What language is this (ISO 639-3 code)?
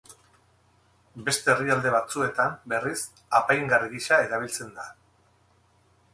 eus